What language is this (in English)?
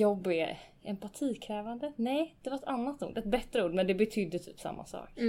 Swedish